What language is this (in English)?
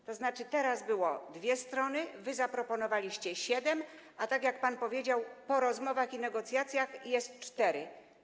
Polish